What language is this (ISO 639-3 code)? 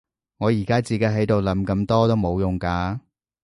yue